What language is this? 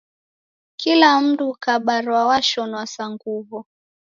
Taita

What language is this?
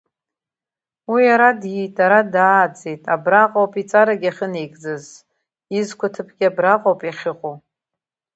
Abkhazian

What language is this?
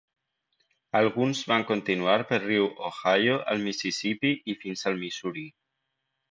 Catalan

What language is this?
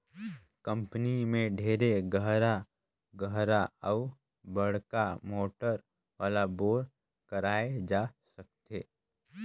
Chhattisgarhi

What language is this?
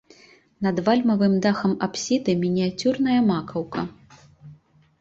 Belarusian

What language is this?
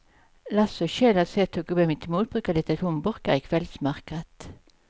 Swedish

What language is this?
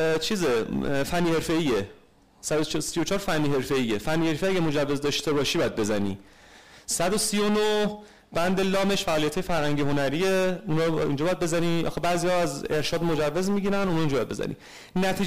Persian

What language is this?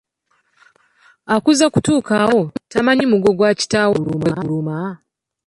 Ganda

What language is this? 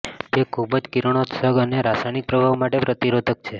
Gujarati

